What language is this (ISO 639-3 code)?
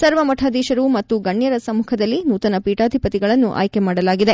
kan